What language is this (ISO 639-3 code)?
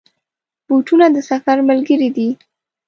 pus